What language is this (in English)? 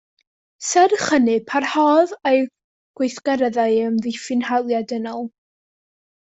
Welsh